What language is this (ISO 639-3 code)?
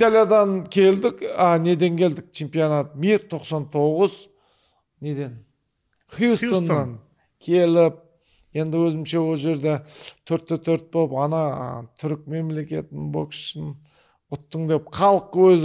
tur